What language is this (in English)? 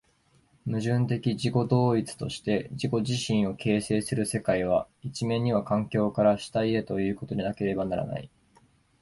Japanese